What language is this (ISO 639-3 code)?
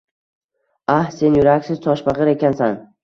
uzb